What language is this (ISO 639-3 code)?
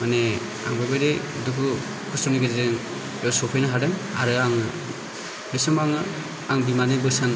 brx